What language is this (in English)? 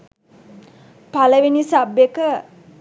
Sinhala